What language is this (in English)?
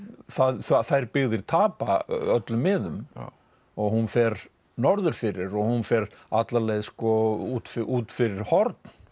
Icelandic